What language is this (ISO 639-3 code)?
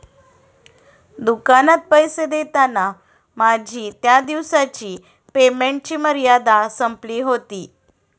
mar